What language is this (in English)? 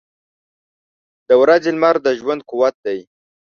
Pashto